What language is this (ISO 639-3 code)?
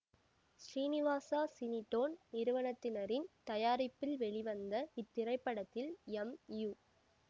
tam